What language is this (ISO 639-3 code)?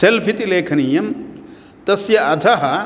san